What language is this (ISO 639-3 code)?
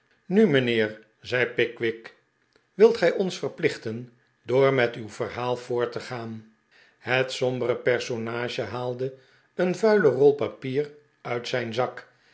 nld